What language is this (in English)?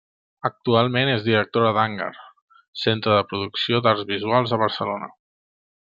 Catalan